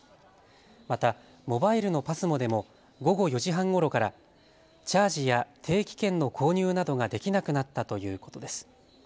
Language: Japanese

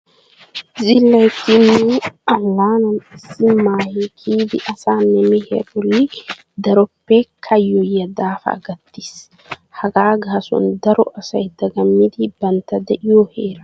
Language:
Wolaytta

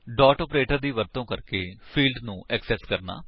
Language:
Punjabi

